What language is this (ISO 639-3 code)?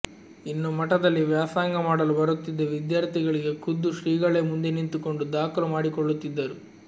kan